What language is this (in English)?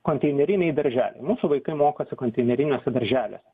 Lithuanian